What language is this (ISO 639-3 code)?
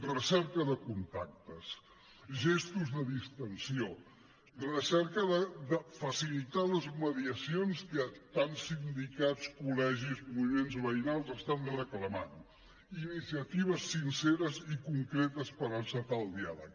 cat